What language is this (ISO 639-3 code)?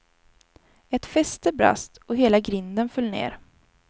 swe